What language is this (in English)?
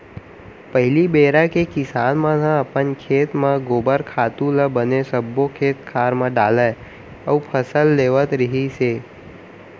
Chhattisgarhi